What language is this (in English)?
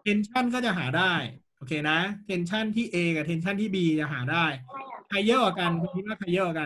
Thai